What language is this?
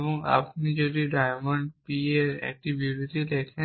Bangla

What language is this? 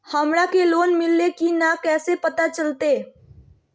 Magahi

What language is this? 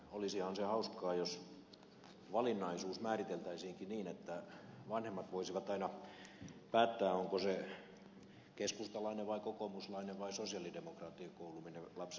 Finnish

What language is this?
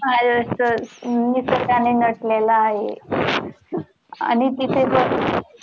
Marathi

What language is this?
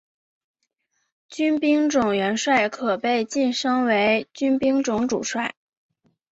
Chinese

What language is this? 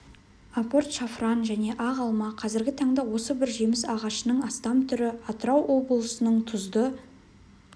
Kazakh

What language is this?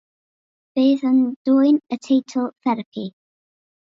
Welsh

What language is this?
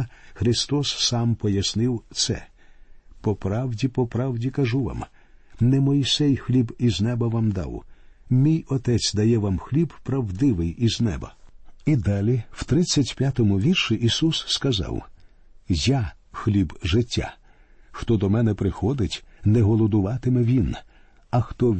Ukrainian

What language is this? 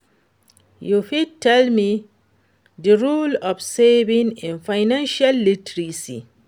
Nigerian Pidgin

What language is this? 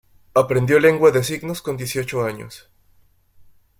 Spanish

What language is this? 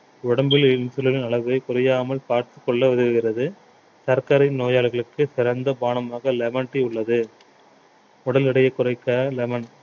Tamil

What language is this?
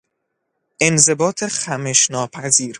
Persian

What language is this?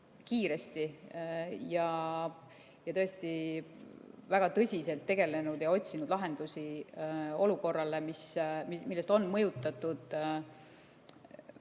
Estonian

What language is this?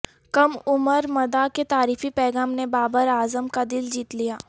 Urdu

